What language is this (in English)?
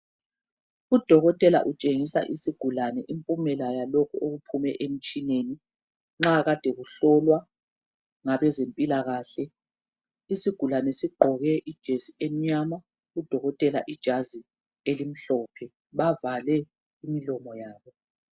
North Ndebele